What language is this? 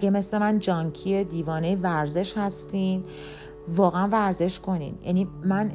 Persian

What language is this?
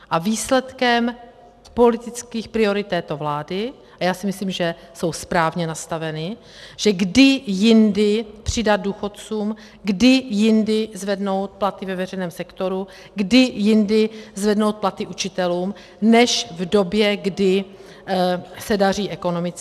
Czech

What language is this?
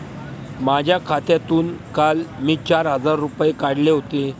Marathi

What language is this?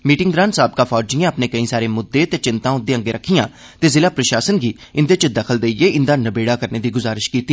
Dogri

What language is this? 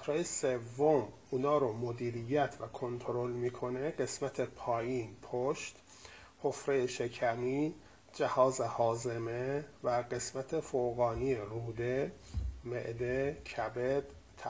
Persian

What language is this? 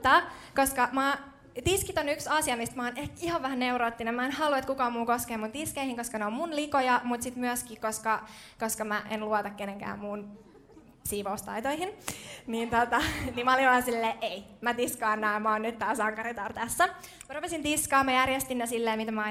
Finnish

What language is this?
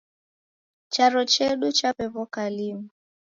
Taita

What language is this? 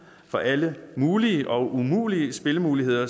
Danish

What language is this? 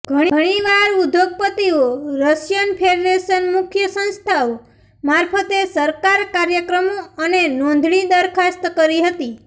Gujarati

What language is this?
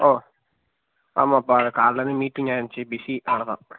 Tamil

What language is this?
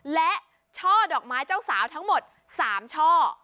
Thai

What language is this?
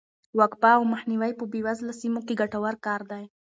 Pashto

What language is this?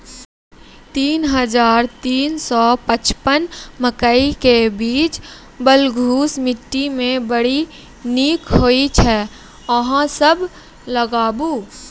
Maithili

